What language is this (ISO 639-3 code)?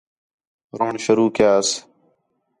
xhe